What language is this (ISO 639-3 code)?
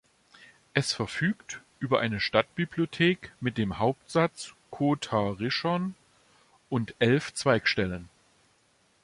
deu